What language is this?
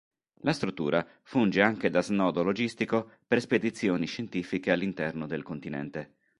Italian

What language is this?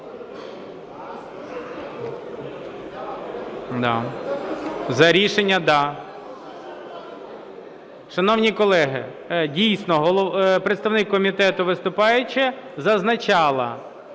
Ukrainian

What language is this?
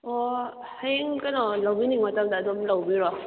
Manipuri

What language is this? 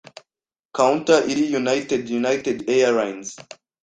Kinyarwanda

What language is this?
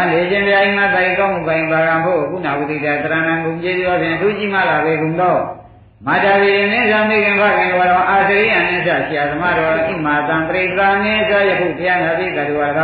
Thai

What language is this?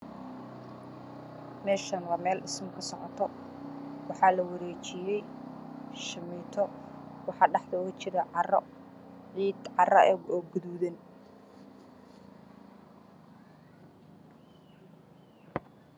Somali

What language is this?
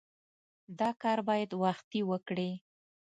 Pashto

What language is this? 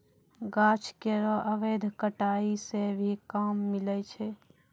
Maithili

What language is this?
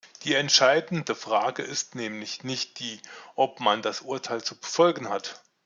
German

